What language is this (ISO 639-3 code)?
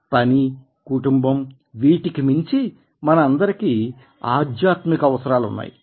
tel